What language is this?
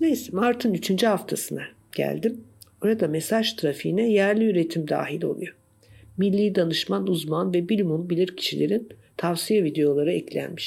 Turkish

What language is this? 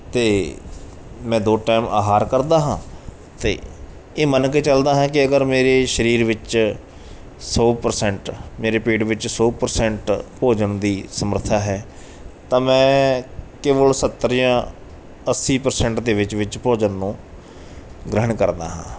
Punjabi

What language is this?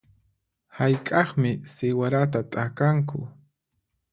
Puno Quechua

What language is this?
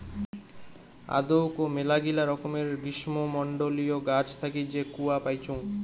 Bangla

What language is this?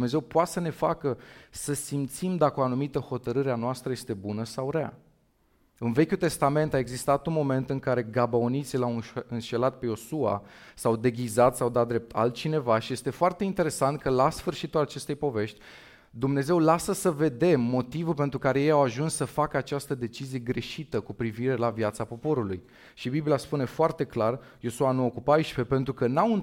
Romanian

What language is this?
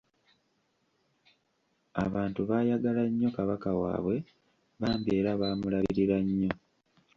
Ganda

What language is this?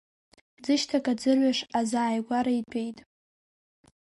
Abkhazian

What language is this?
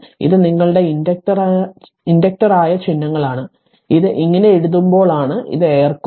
Malayalam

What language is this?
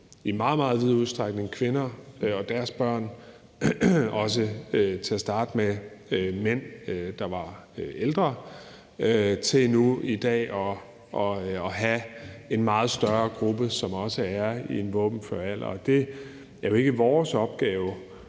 Danish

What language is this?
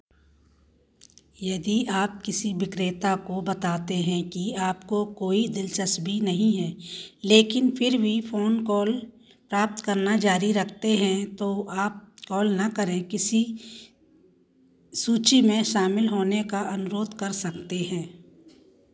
Hindi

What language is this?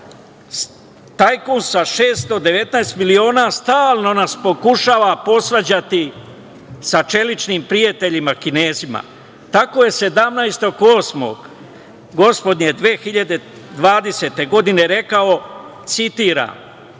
Serbian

